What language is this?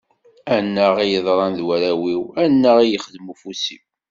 Kabyle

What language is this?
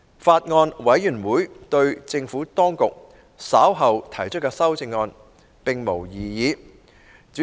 Cantonese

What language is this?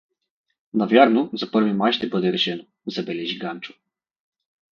Bulgarian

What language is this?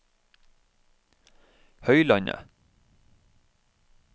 Norwegian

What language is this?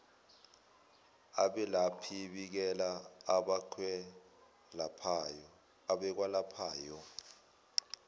Zulu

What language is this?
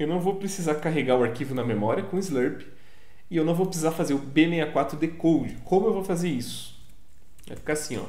Portuguese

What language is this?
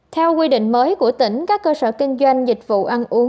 Vietnamese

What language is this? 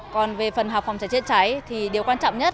Vietnamese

